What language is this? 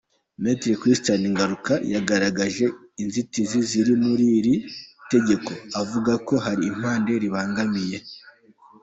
Kinyarwanda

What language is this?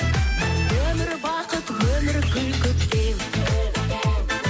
Kazakh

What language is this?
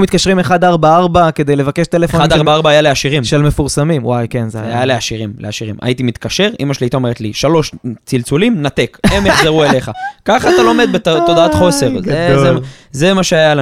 Hebrew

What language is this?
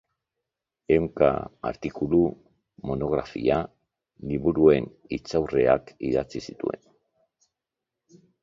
Basque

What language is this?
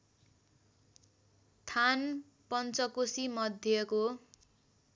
Nepali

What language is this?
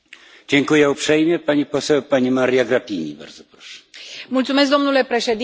Romanian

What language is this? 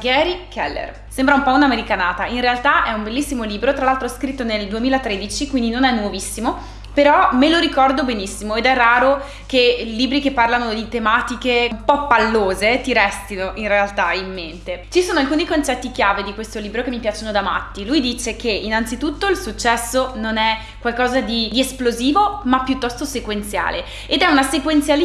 Italian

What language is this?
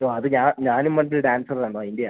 Malayalam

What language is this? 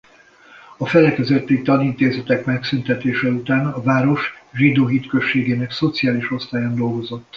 Hungarian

